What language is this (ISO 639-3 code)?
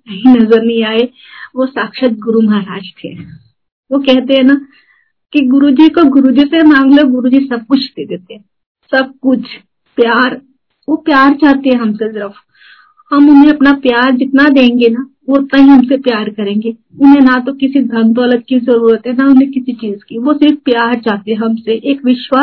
hin